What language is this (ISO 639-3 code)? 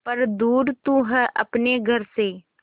hin